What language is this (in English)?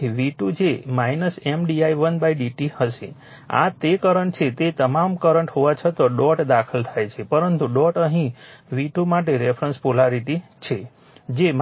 Gujarati